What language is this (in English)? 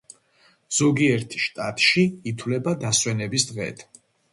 Georgian